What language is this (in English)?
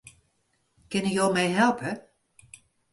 Western Frisian